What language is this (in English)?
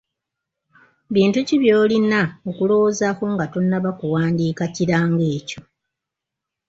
Ganda